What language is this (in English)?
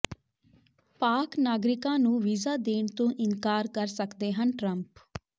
Punjabi